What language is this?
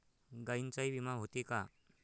Marathi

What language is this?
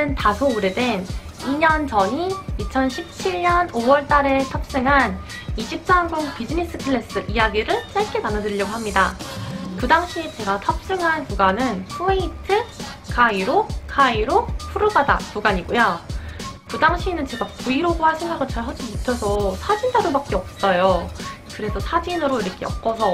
Korean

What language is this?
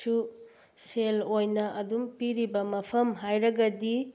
Manipuri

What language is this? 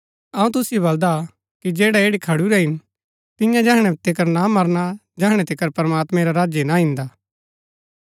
Gaddi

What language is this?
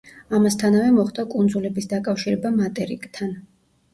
Georgian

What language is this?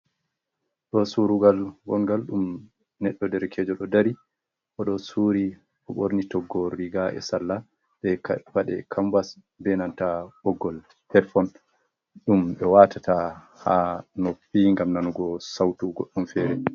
Fula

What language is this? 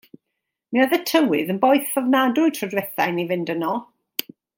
Welsh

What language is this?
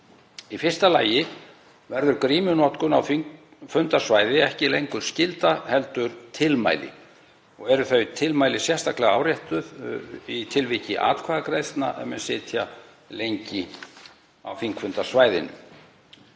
Icelandic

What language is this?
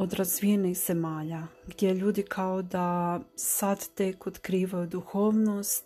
Croatian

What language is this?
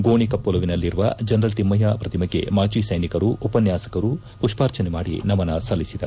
Kannada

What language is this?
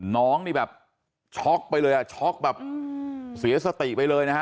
Thai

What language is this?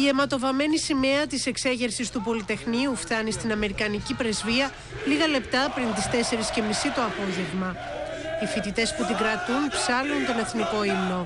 Greek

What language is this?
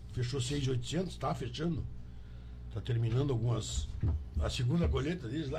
Portuguese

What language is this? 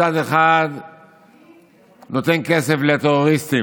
Hebrew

